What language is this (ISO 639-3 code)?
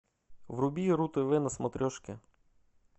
rus